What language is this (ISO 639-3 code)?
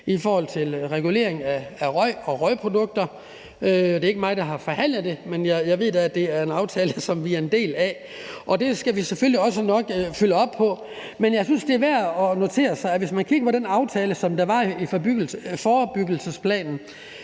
dan